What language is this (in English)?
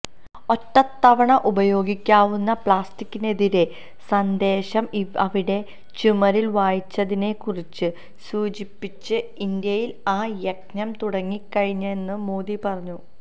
Malayalam